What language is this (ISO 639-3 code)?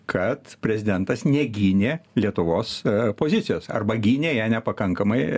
lit